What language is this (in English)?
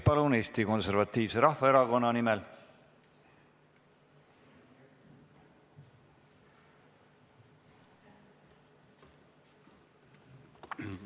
Estonian